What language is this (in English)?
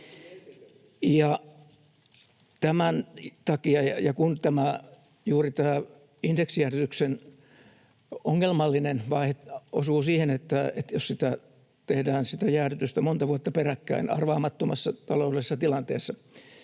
Finnish